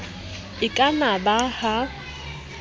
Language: Southern Sotho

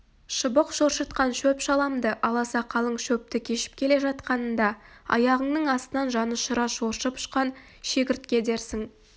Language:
Kazakh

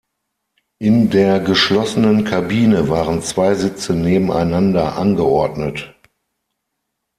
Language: German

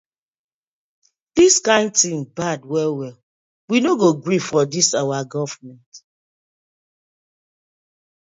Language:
Nigerian Pidgin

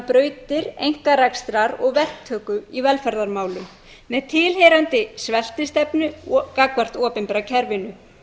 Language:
Icelandic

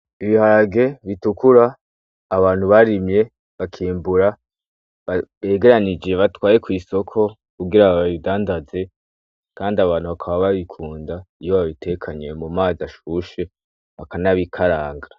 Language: Rundi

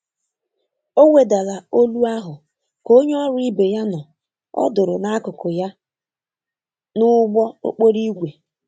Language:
Igbo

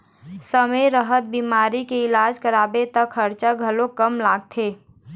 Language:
Chhattisgarhi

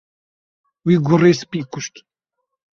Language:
Kurdish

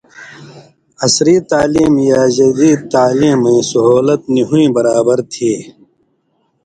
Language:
Indus Kohistani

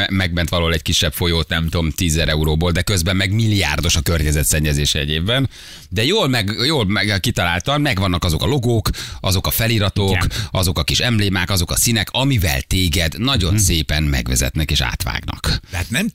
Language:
Hungarian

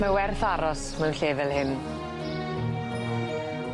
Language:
Welsh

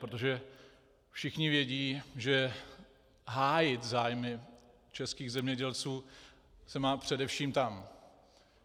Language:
Czech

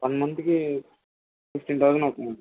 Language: Telugu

